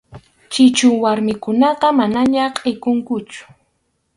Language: Arequipa-La Unión Quechua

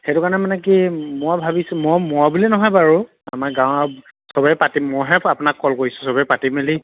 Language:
Assamese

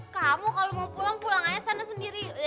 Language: Indonesian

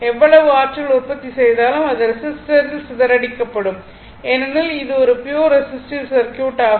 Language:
Tamil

